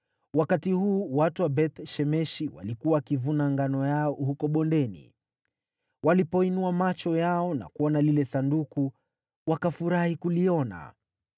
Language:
Swahili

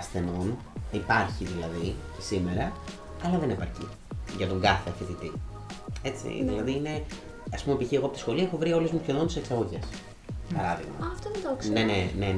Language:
Greek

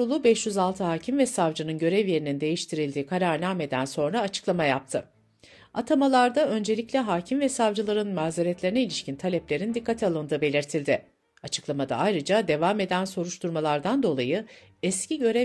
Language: Turkish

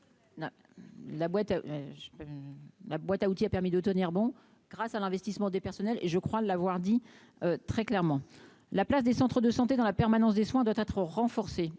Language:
French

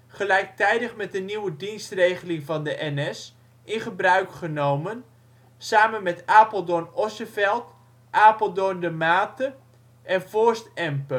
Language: Dutch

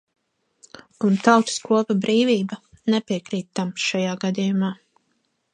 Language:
Latvian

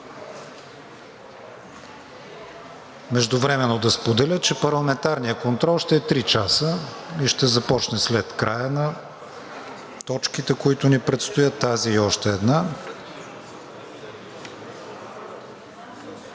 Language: Bulgarian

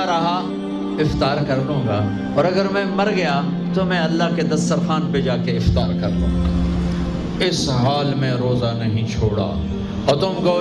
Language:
Hindi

